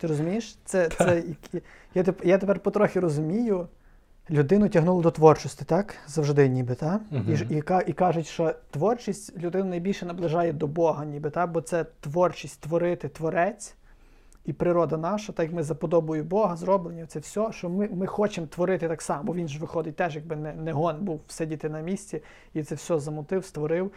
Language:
Ukrainian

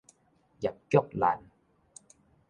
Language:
Min Nan Chinese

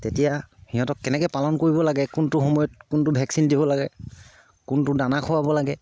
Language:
Assamese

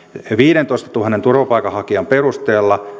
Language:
Finnish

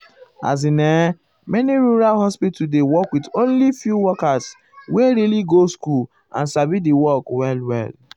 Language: Nigerian Pidgin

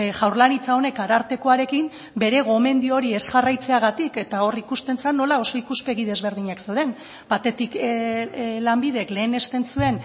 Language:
Basque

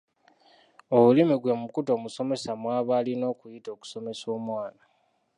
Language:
Ganda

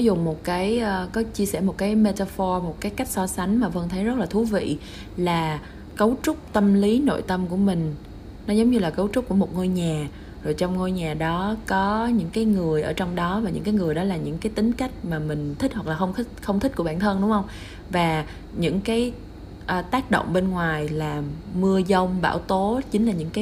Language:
Vietnamese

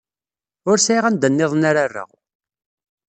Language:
Kabyle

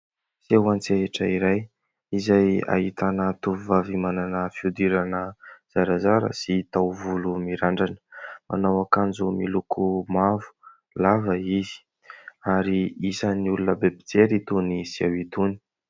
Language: Malagasy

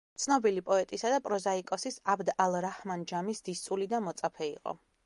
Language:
Georgian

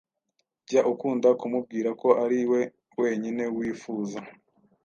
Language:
Kinyarwanda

